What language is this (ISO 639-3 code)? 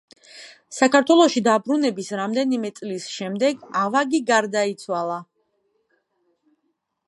kat